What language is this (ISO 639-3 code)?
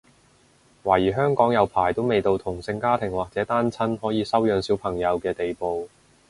yue